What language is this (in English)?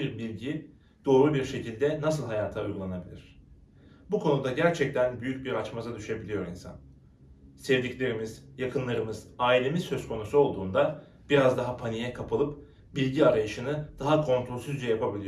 Turkish